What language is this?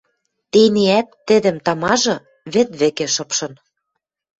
Western Mari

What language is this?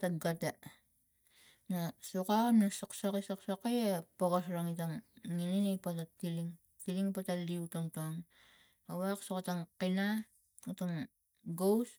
Tigak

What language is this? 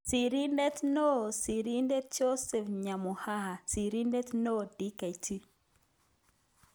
Kalenjin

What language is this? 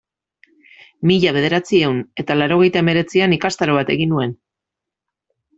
Basque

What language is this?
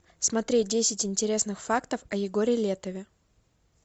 Russian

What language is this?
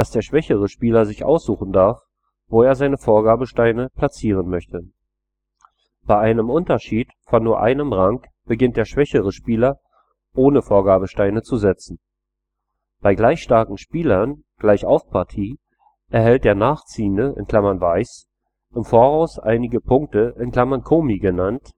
German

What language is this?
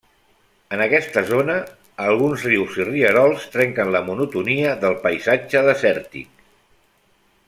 Catalan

